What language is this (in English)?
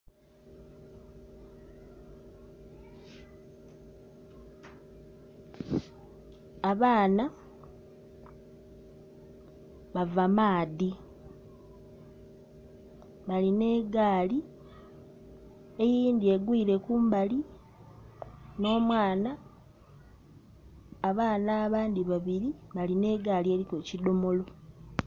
Soga